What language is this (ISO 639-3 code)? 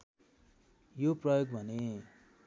nep